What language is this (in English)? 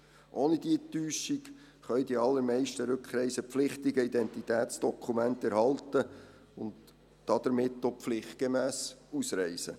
Swiss German